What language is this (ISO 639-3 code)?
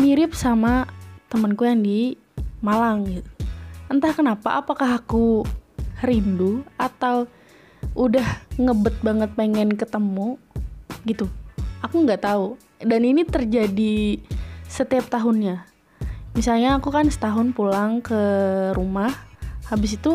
ind